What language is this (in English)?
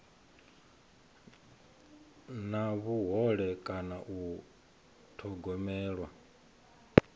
Venda